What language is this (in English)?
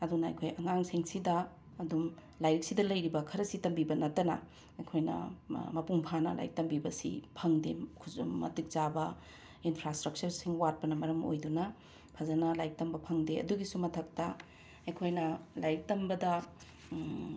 Manipuri